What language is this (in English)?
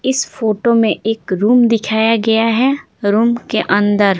Hindi